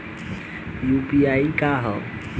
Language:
Bhojpuri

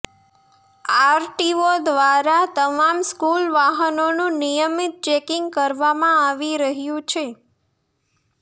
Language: Gujarati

